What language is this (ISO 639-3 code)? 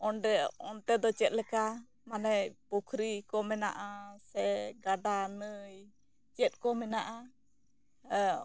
sat